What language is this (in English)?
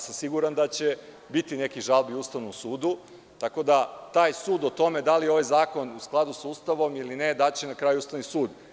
Serbian